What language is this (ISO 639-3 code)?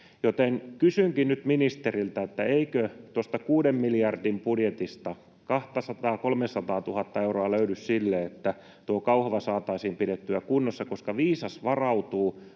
fin